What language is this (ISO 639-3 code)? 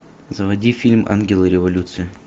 rus